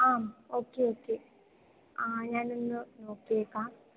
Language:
Malayalam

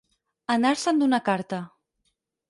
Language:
Catalan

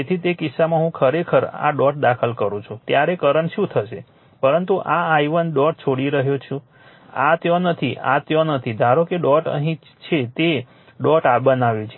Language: Gujarati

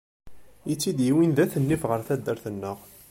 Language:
Kabyle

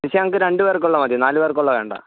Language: Malayalam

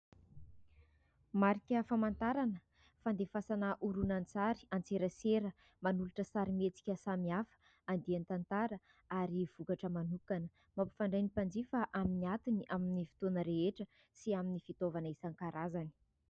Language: Malagasy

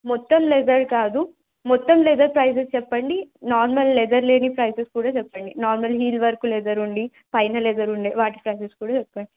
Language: Telugu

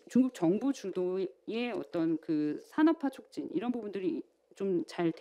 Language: Korean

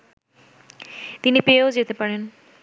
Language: Bangla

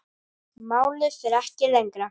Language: Icelandic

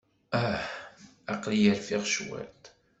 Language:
Kabyle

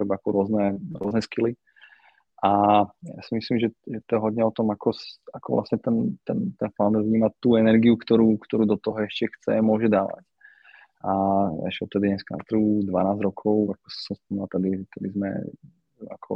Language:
Slovak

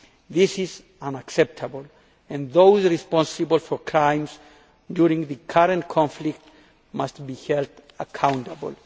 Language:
English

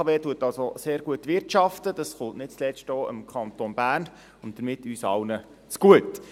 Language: Swiss German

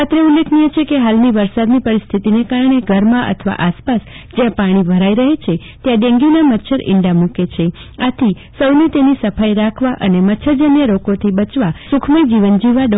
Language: Gujarati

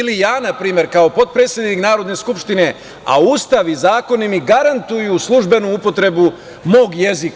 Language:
Serbian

